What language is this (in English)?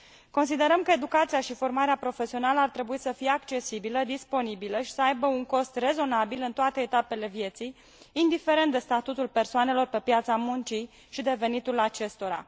Romanian